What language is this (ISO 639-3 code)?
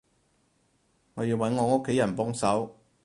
yue